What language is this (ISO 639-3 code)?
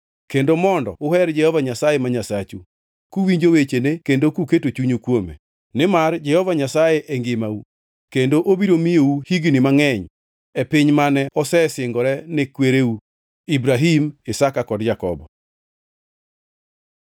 luo